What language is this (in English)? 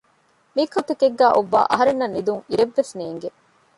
Divehi